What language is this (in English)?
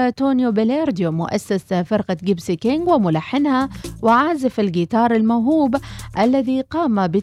Arabic